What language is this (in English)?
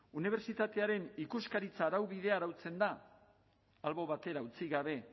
Basque